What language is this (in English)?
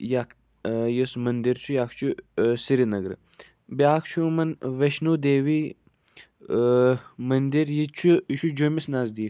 Kashmiri